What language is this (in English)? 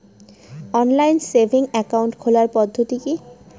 Bangla